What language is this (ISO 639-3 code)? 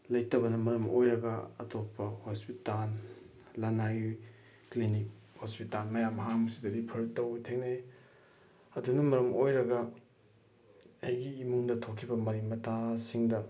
mni